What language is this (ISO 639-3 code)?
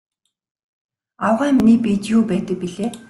mon